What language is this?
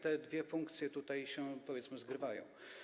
Polish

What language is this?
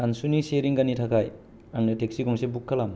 Bodo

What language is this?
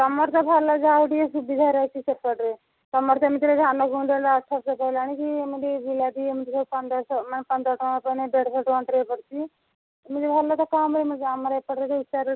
Odia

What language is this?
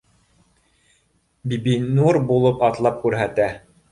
Bashkir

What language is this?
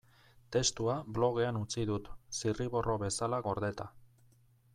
Basque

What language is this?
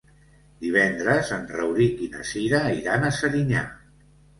Catalan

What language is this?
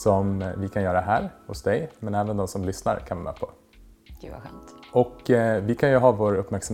Swedish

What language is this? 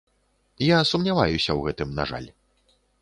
Belarusian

